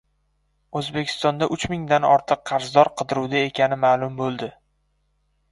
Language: Uzbek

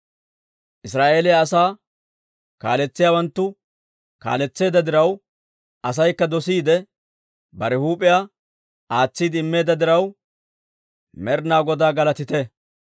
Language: Dawro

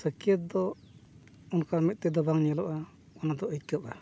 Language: Santali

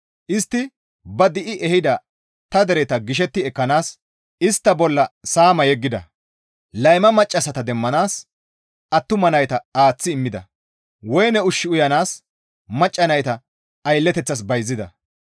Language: Gamo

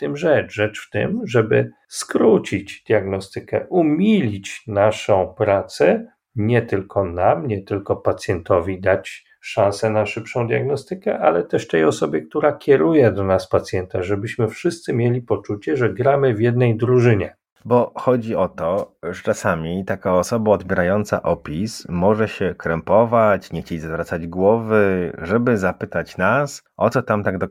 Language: Polish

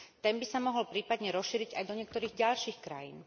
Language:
Slovak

